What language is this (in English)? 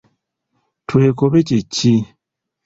Ganda